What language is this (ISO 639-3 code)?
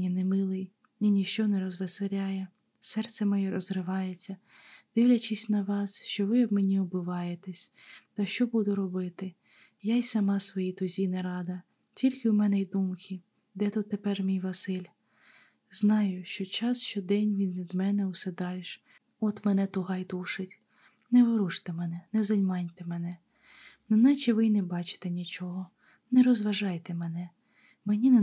ukr